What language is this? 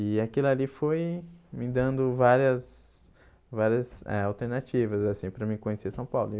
Portuguese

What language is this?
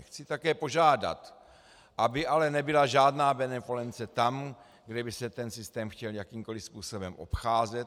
Czech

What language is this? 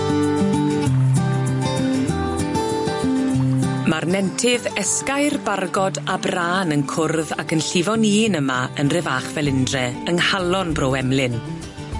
Welsh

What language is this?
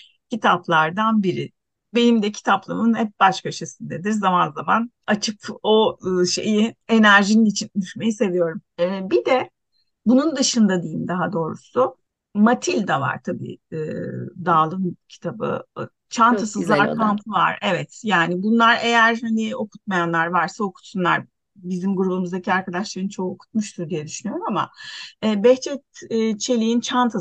Turkish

